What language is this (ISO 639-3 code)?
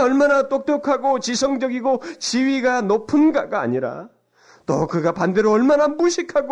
kor